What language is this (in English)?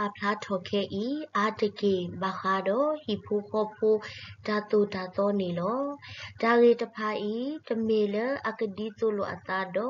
Thai